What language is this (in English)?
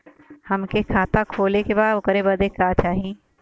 Bhojpuri